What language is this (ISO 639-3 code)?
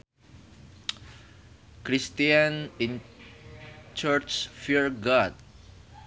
sun